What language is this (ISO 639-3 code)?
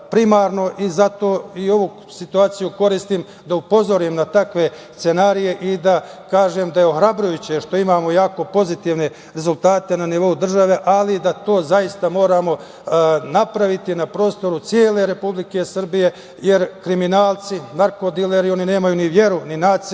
srp